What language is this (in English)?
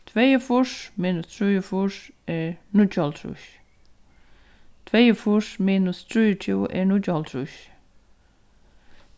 Faroese